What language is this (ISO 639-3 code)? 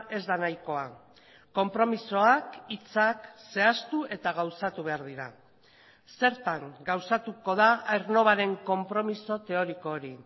eus